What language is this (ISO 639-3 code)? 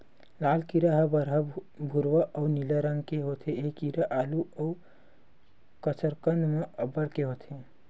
hne